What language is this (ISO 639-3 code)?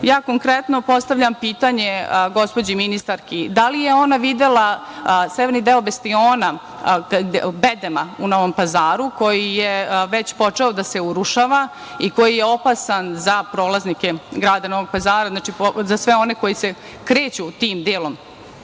srp